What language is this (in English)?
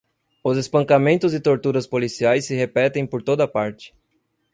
Portuguese